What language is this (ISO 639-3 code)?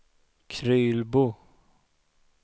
swe